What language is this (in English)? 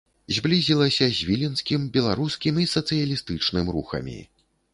Belarusian